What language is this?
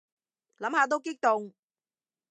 Cantonese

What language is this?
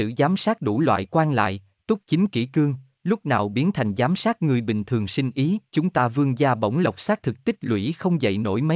Vietnamese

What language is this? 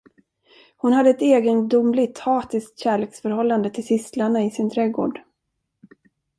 Swedish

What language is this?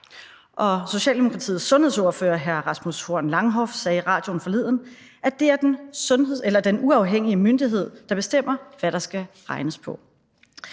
Danish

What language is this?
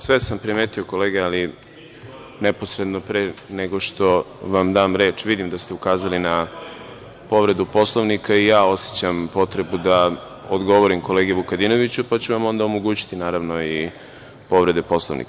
Serbian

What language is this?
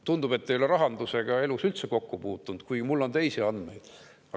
Estonian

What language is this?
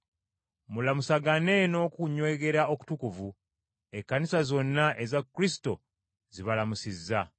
Ganda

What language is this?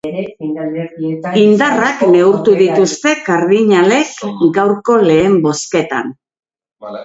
Basque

